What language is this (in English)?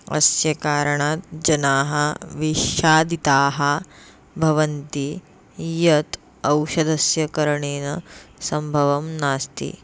Sanskrit